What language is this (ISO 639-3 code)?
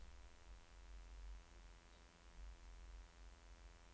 nor